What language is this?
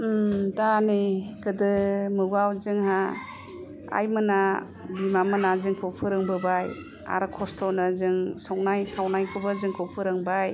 Bodo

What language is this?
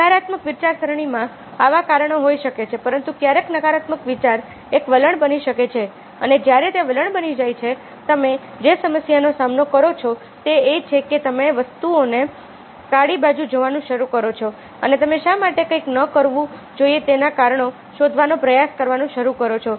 Gujarati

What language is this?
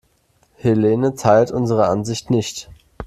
German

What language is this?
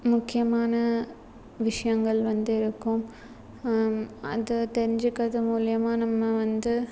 Tamil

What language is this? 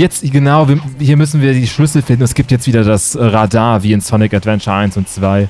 German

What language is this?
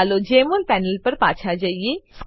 Gujarati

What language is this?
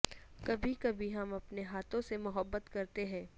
Urdu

